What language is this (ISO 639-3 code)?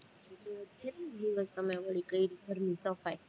guj